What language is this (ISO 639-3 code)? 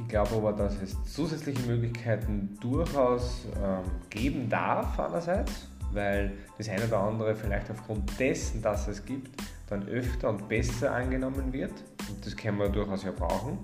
deu